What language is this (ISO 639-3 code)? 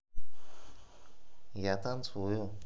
rus